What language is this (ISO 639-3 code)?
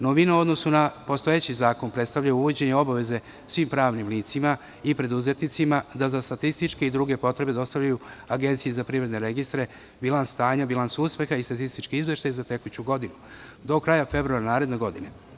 srp